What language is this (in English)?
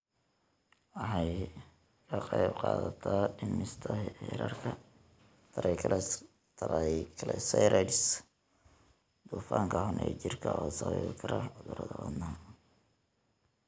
Somali